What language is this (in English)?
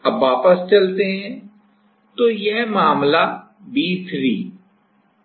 Hindi